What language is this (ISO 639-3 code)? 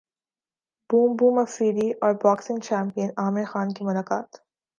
urd